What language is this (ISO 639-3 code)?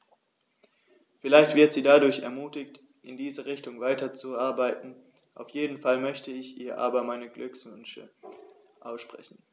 deu